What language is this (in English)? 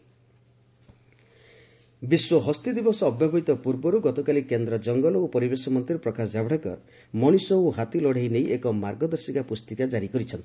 Odia